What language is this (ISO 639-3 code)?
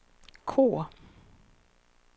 swe